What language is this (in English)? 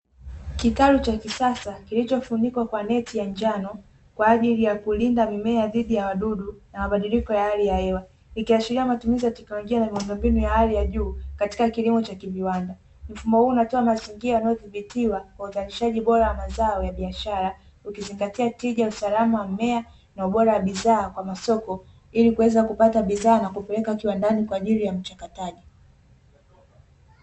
Swahili